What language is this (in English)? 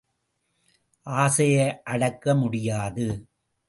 Tamil